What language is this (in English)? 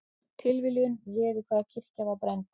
Icelandic